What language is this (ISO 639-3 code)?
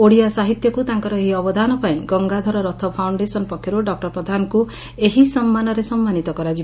ori